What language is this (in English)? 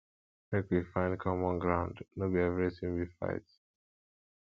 Nigerian Pidgin